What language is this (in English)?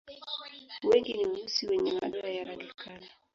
Swahili